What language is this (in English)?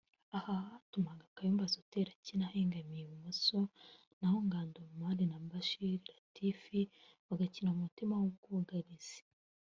Kinyarwanda